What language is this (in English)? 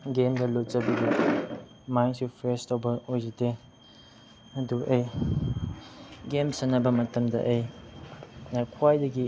Manipuri